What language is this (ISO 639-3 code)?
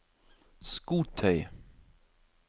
nor